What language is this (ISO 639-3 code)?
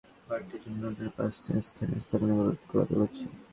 ben